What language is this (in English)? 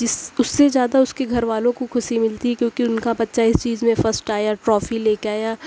Urdu